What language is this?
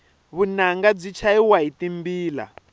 Tsonga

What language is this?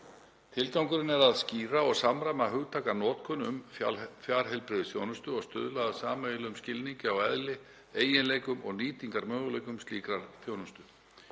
Icelandic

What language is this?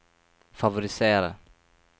Norwegian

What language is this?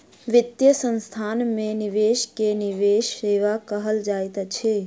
Maithili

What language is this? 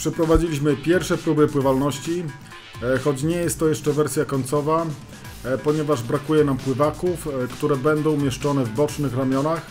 Polish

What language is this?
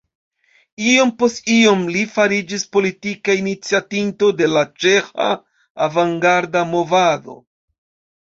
Esperanto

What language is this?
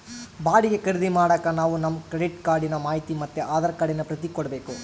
Kannada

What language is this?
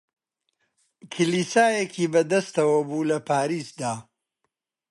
Central Kurdish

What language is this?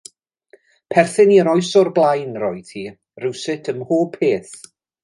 Welsh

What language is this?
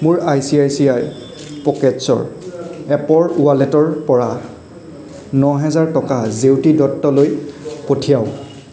Assamese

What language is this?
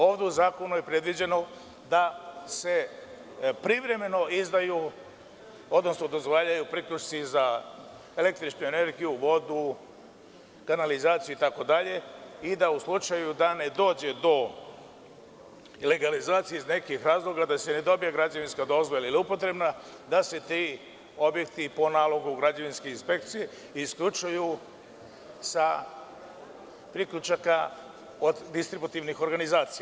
Serbian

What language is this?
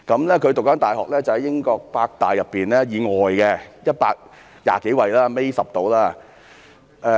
Cantonese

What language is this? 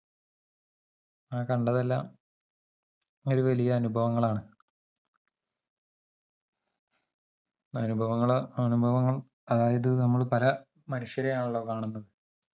Malayalam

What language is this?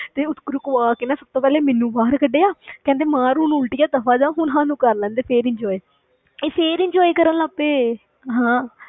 Punjabi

